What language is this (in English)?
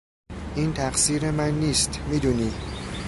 Persian